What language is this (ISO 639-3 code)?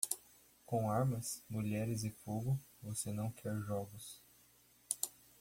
por